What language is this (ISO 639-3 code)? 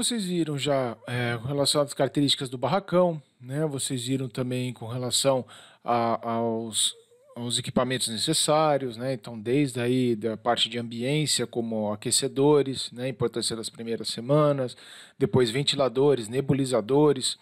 por